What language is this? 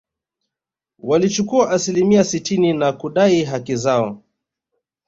Swahili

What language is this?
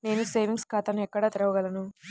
Telugu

